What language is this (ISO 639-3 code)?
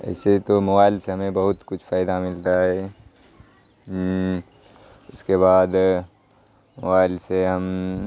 urd